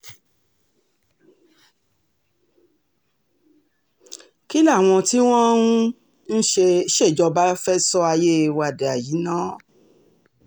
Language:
Yoruba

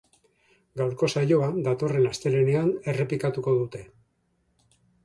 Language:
Basque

